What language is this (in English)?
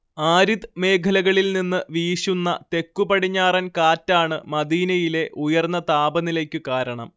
Malayalam